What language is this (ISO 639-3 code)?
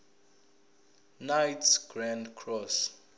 zul